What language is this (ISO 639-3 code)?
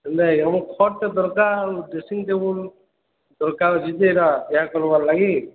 ori